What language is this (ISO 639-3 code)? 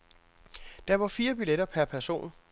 dan